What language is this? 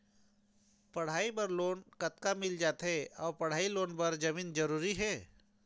Chhattisgarhi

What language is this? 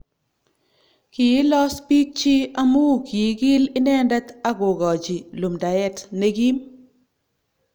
Kalenjin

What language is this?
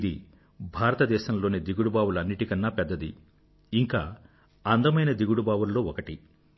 Telugu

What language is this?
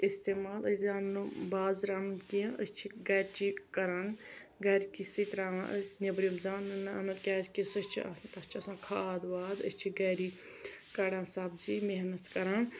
Kashmiri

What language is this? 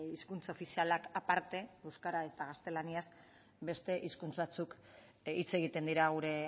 Basque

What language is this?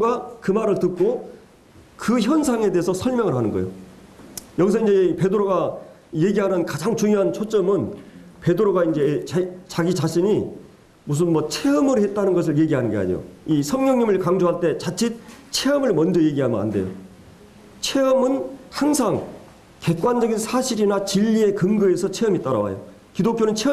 Korean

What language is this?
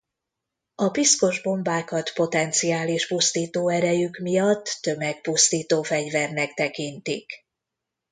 Hungarian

